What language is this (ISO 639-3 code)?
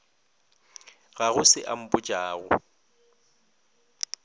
nso